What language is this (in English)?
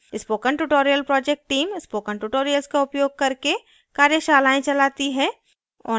Hindi